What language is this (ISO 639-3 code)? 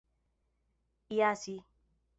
epo